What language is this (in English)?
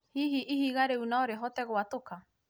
Kikuyu